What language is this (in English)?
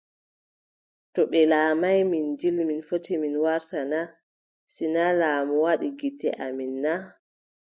Adamawa Fulfulde